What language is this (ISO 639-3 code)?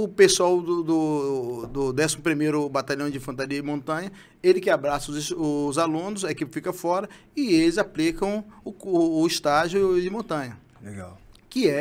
por